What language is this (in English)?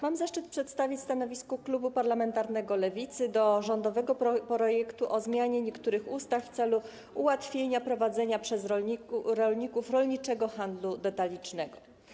Polish